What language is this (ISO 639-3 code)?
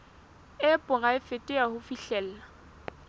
sot